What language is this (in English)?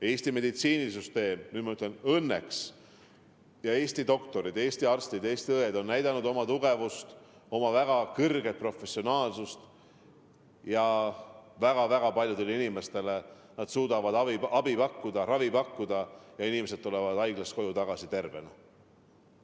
Estonian